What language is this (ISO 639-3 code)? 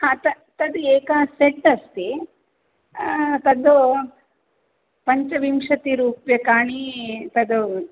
san